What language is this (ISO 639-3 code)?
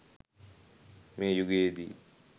sin